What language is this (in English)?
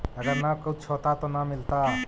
Magahi